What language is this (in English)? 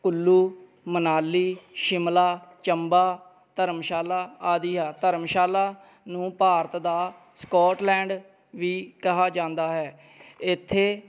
Punjabi